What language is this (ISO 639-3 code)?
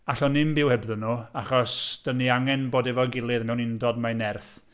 cym